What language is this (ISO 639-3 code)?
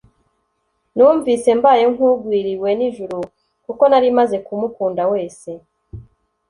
kin